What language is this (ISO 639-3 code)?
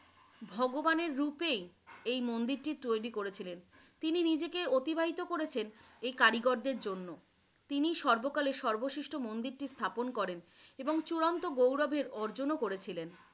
ben